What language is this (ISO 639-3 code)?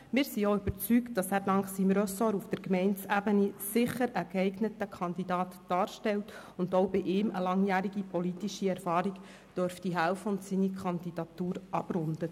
gsw